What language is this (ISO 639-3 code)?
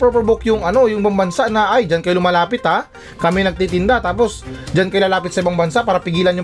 fil